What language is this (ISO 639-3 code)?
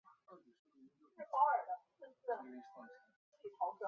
zho